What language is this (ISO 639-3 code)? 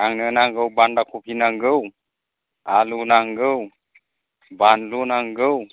brx